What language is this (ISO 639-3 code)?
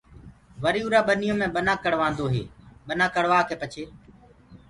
ggg